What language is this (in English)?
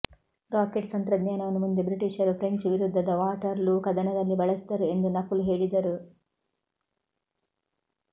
Kannada